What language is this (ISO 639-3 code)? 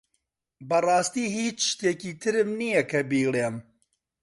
ckb